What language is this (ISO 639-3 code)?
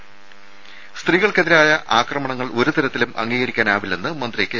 mal